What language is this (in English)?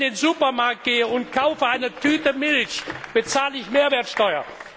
German